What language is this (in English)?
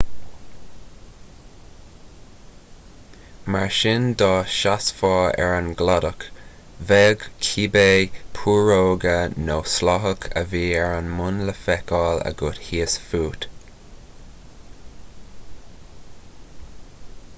Irish